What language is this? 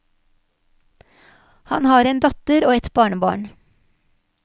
Norwegian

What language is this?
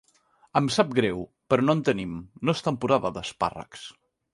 Catalan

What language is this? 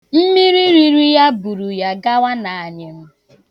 Igbo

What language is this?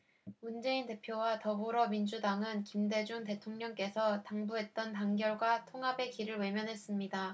Korean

